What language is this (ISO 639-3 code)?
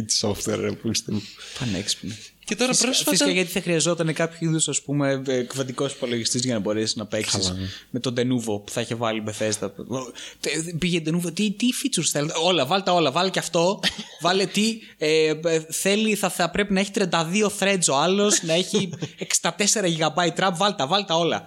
ell